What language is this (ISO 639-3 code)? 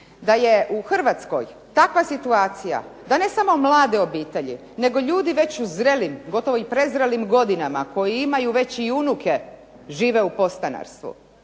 hrv